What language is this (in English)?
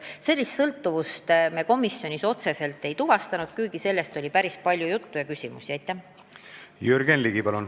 Estonian